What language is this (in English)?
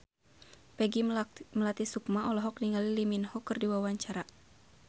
Sundanese